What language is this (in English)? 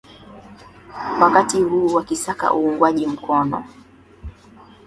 Swahili